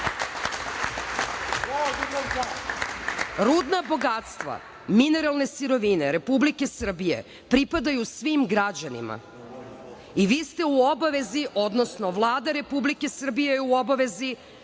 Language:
Serbian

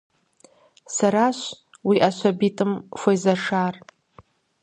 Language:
Kabardian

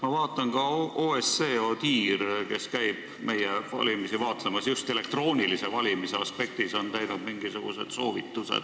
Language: Estonian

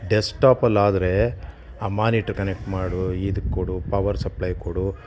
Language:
Kannada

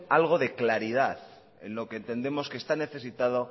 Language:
Spanish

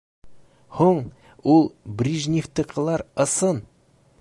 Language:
Bashkir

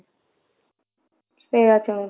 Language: Odia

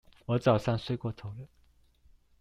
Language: Chinese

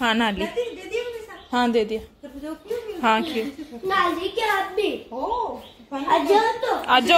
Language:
Hindi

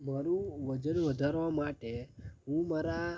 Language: Gujarati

